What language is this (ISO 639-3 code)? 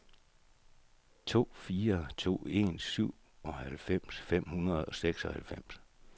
dan